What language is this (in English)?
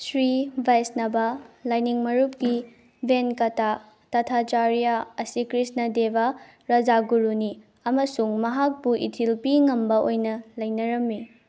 Manipuri